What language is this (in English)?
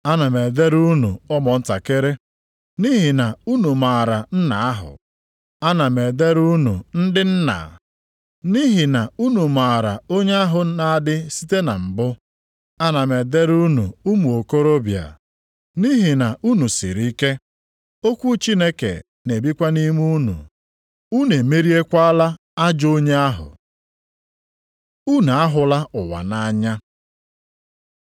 Igbo